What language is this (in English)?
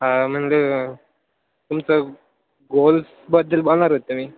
Marathi